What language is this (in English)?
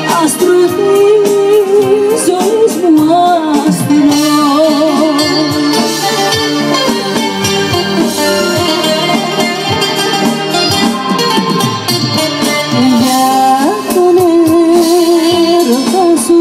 Romanian